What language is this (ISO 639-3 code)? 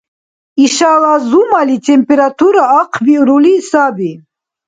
dar